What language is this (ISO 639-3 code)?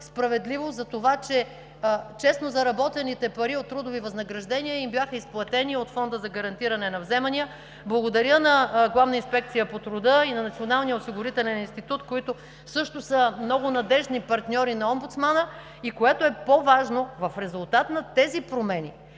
bul